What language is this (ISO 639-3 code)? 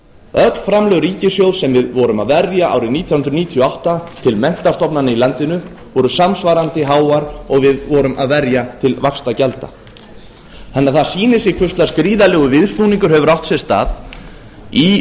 isl